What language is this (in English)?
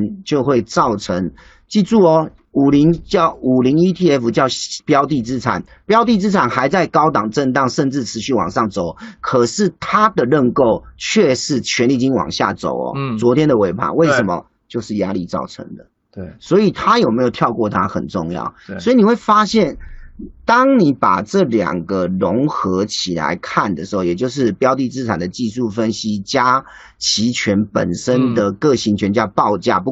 Chinese